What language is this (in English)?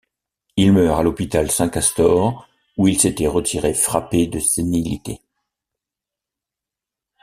French